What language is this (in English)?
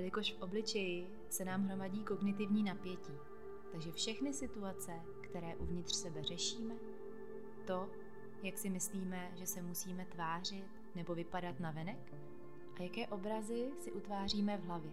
Czech